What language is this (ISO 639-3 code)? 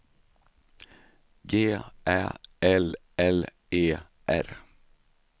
swe